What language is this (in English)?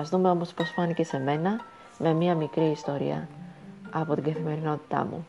Greek